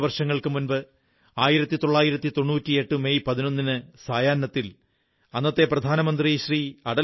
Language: Malayalam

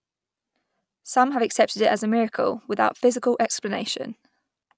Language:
English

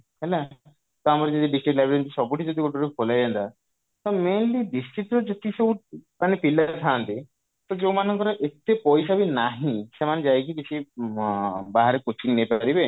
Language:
Odia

